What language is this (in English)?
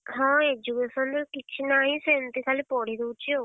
Odia